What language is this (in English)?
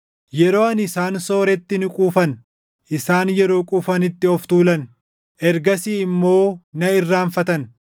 Oromo